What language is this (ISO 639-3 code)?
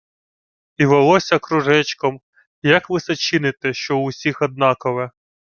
ukr